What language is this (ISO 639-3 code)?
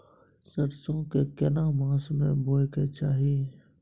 mai